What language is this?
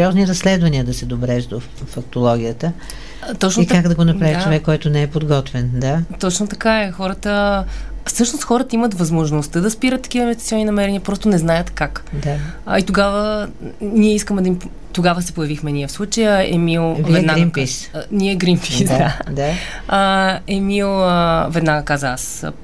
Bulgarian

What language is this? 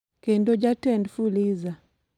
Luo (Kenya and Tanzania)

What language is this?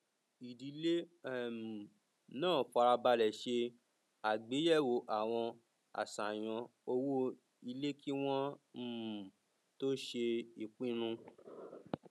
Yoruba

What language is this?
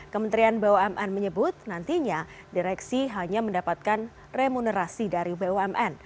Indonesian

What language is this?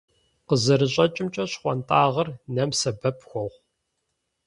Kabardian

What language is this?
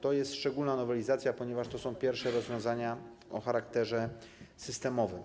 Polish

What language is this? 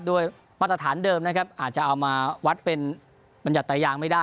Thai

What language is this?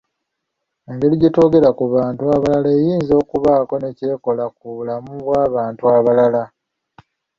Ganda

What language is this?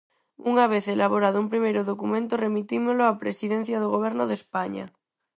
Galician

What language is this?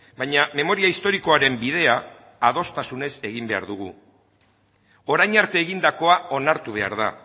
Basque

